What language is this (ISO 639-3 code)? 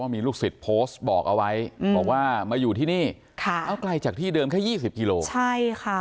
tha